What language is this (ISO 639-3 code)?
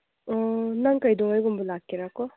mni